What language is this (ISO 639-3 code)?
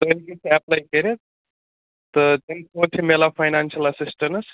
kas